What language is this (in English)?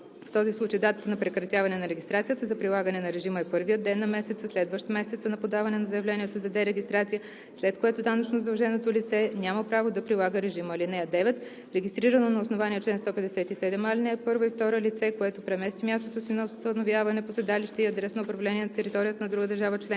Bulgarian